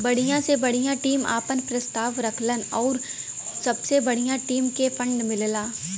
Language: Bhojpuri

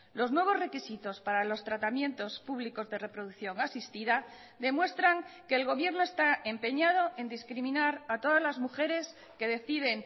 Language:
Spanish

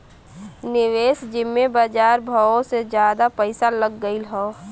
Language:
Bhojpuri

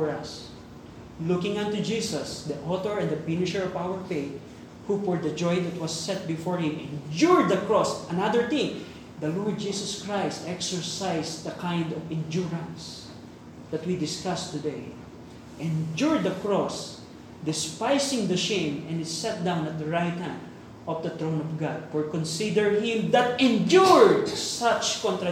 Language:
Filipino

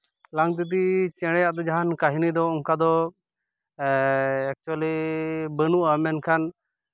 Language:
Santali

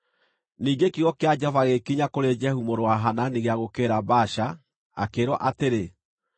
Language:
Kikuyu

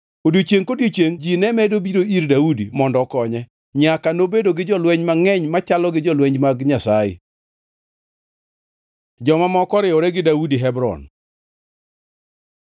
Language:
Luo (Kenya and Tanzania)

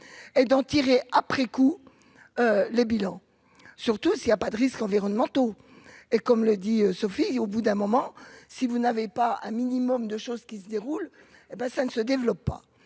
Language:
French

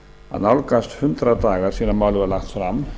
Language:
Icelandic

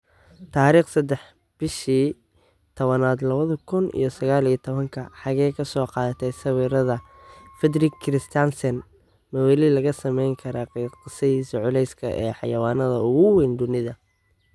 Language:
Somali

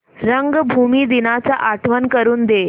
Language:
Marathi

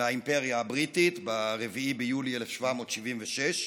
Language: Hebrew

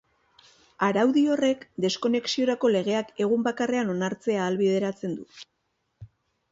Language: Basque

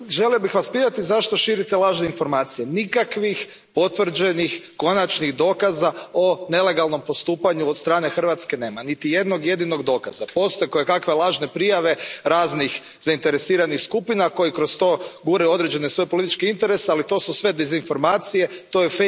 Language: Croatian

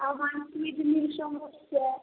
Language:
Bangla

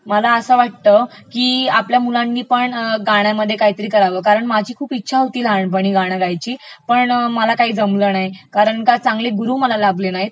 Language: Marathi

